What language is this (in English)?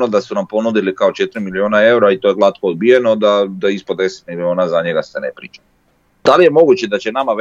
Croatian